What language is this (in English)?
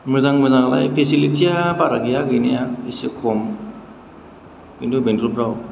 Bodo